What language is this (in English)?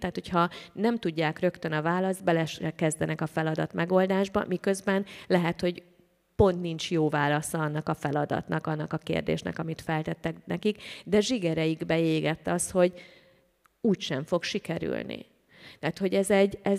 Hungarian